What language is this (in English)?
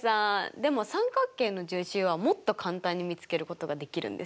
Japanese